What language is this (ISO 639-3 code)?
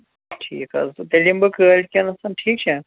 kas